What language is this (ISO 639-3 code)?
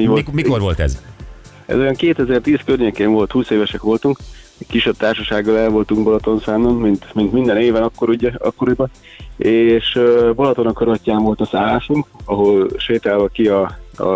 hun